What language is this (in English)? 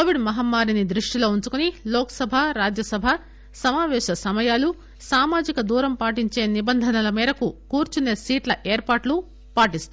Telugu